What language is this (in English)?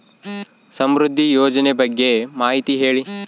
Kannada